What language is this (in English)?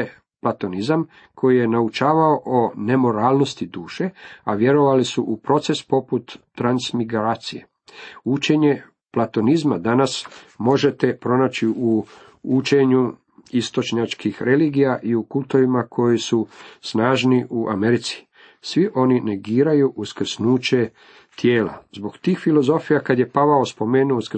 Croatian